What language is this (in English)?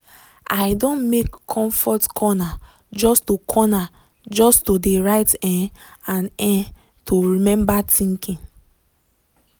Nigerian Pidgin